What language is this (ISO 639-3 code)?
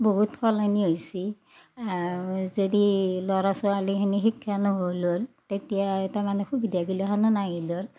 asm